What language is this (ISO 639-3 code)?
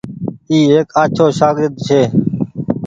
gig